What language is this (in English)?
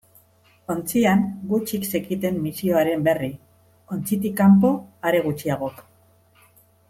Basque